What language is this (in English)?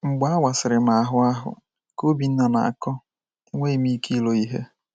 Igbo